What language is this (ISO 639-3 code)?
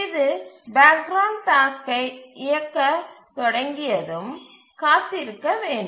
tam